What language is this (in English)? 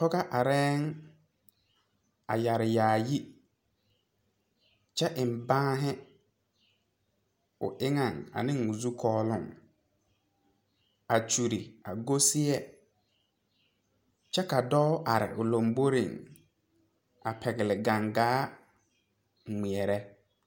Southern Dagaare